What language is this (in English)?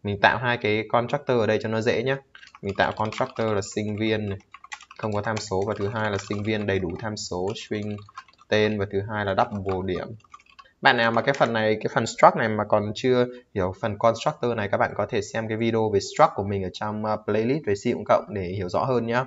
Vietnamese